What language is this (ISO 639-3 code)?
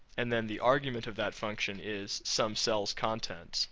eng